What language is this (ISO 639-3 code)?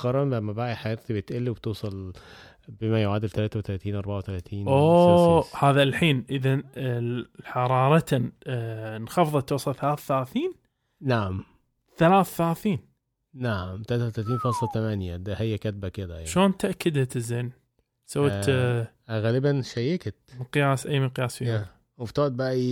ara